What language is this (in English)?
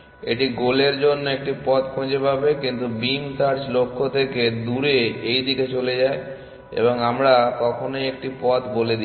Bangla